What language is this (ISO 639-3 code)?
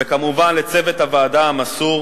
heb